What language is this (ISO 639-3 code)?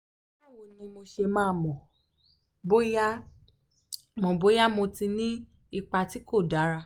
yor